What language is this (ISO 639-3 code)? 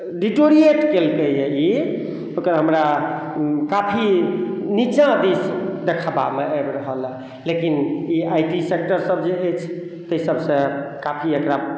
mai